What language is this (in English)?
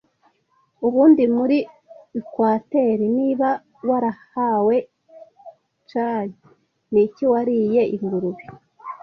Kinyarwanda